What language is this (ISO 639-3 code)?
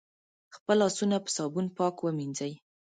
pus